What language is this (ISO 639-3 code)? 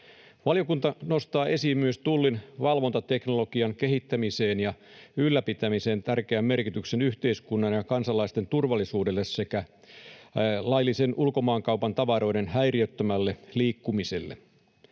fin